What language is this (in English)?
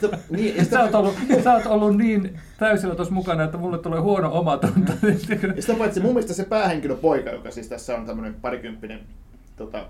Finnish